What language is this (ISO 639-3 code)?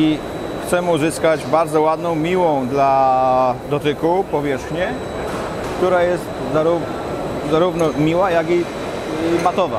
pol